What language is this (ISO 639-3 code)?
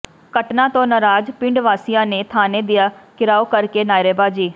pan